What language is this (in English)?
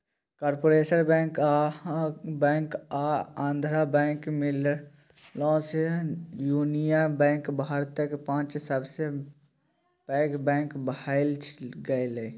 Maithili